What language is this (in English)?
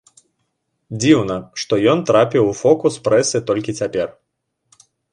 Belarusian